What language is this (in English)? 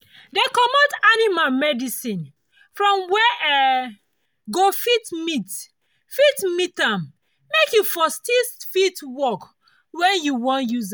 Nigerian Pidgin